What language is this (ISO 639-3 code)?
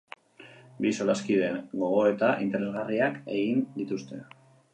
eus